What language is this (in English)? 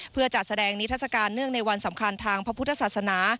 Thai